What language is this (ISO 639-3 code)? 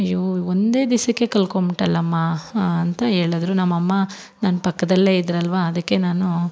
kan